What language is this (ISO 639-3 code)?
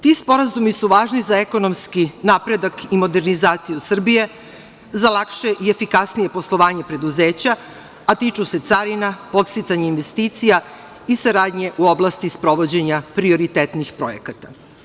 srp